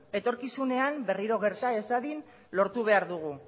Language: Basque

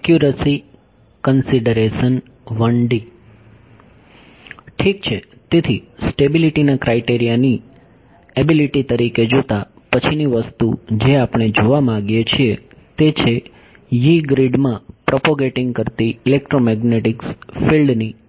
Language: Gujarati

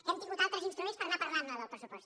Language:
Catalan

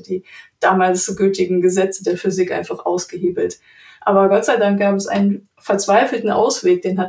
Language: German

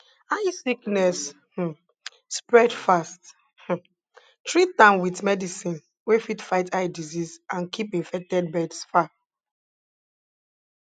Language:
Nigerian Pidgin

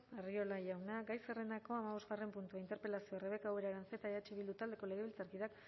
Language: Basque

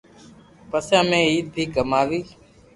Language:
Loarki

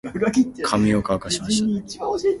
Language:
Japanese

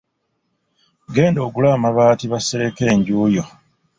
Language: Ganda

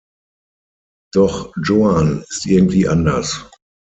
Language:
German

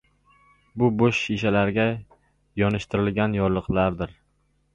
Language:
Uzbek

